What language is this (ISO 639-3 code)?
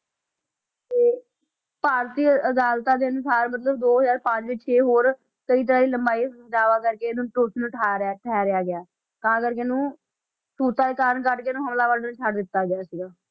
pan